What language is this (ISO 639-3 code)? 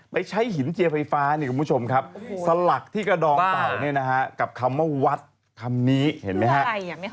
tha